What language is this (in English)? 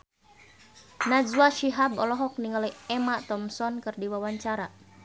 Sundanese